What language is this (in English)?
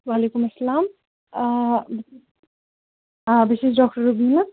Kashmiri